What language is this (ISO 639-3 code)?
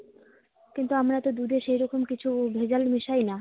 ben